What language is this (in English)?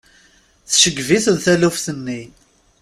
Kabyle